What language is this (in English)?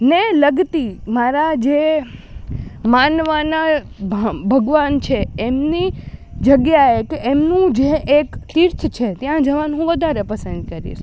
Gujarati